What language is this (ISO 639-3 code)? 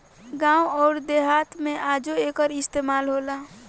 bho